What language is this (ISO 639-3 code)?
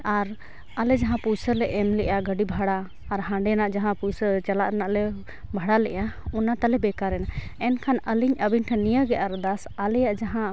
sat